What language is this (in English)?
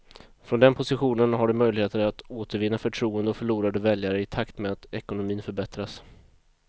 Swedish